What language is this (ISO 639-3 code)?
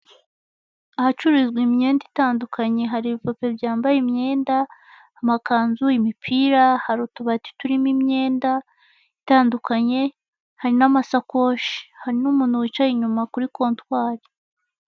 kin